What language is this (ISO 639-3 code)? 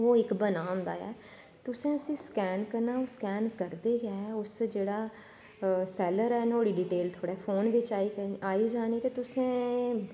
doi